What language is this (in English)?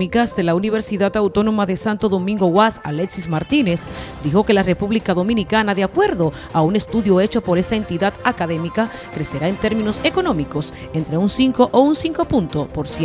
Spanish